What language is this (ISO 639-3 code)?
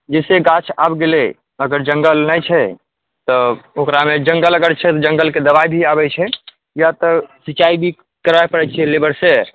mai